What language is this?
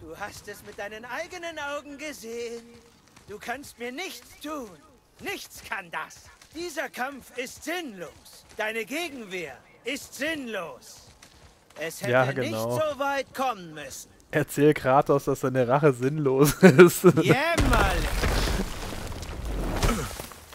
German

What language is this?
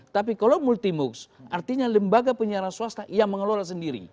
Indonesian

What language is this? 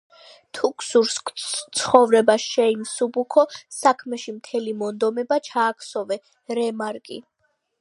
Georgian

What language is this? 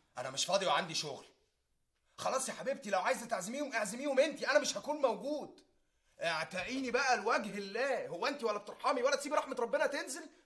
Arabic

